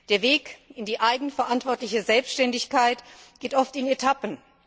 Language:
German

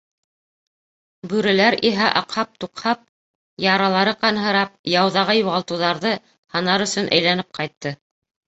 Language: Bashkir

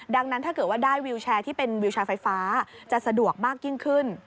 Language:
Thai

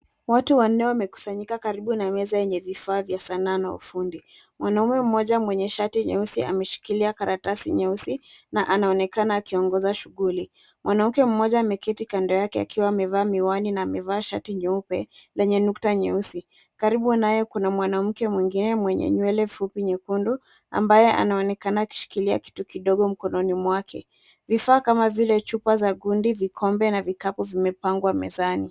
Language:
Swahili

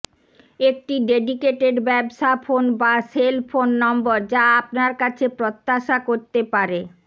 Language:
Bangla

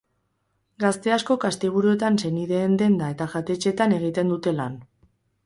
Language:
Basque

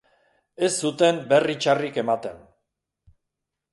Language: Basque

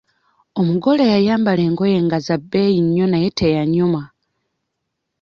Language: Ganda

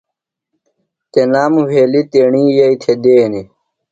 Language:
Phalura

